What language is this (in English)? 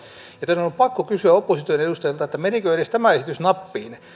Finnish